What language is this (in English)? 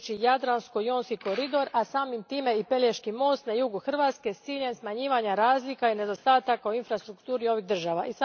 Croatian